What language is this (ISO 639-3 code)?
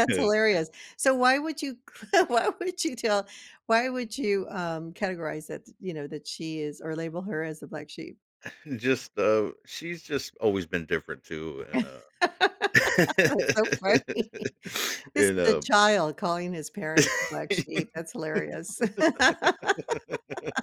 eng